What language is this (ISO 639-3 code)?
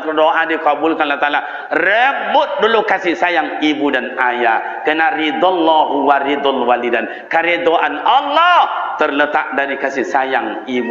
msa